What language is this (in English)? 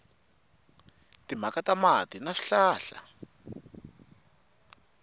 Tsonga